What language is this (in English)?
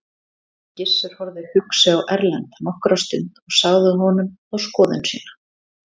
Icelandic